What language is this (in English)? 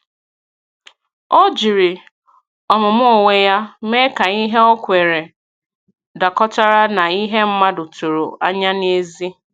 Igbo